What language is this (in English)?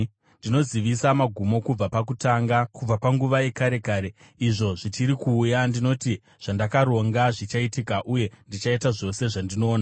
Shona